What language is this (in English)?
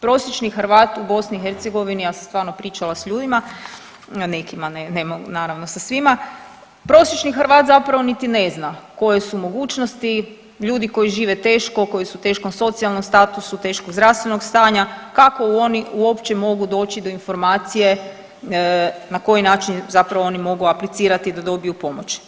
Croatian